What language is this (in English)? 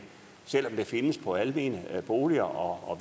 Danish